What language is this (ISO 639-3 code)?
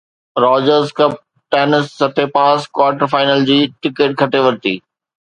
snd